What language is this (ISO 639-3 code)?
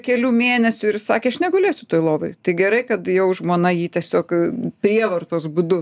lit